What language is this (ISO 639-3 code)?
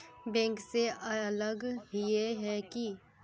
mag